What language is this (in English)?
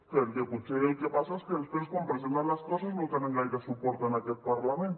Catalan